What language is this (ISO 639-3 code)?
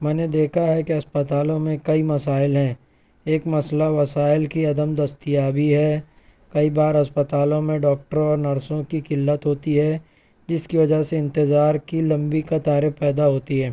urd